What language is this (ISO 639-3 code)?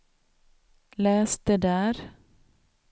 swe